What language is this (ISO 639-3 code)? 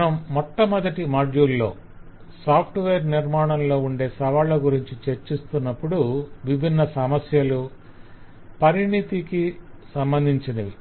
tel